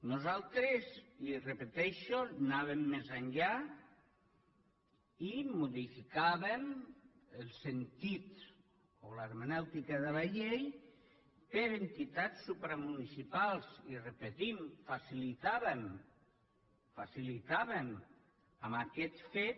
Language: Catalan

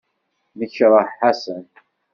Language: Kabyle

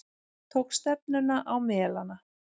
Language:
Icelandic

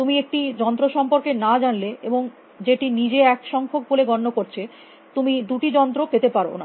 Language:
Bangla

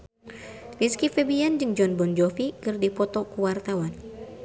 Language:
Sundanese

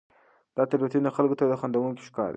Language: Pashto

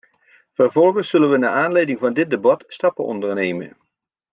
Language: Dutch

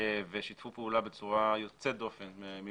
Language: Hebrew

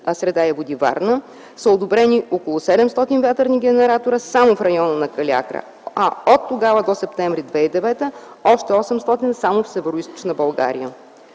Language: Bulgarian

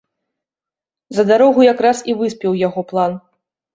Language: Belarusian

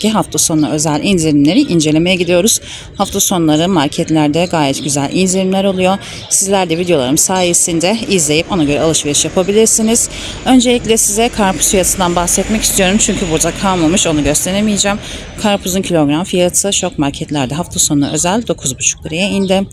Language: Turkish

